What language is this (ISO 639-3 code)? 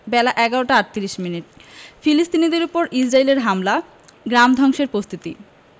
ben